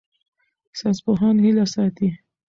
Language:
Pashto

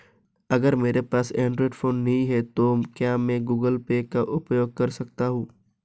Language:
Hindi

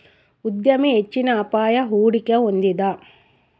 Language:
Kannada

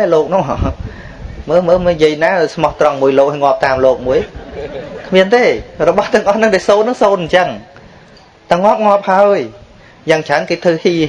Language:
Vietnamese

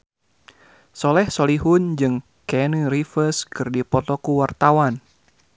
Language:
Sundanese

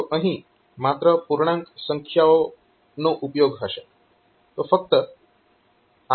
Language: Gujarati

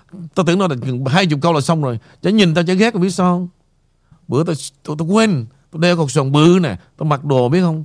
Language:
Vietnamese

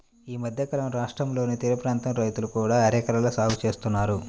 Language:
Telugu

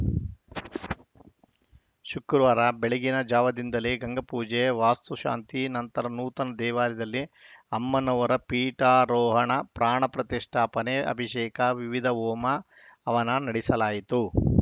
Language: Kannada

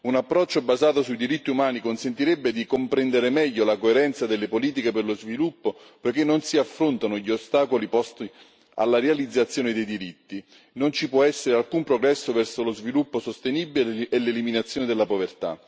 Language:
Italian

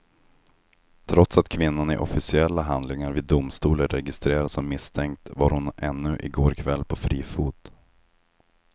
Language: Swedish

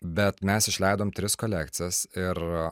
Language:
Lithuanian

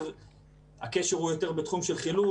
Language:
Hebrew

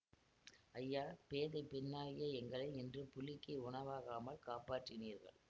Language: Tamil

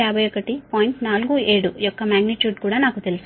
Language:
Telugu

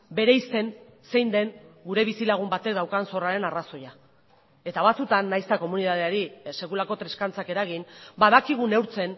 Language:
Basque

